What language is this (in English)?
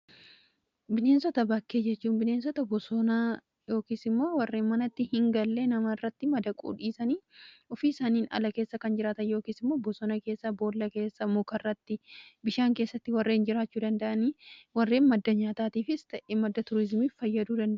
Oromo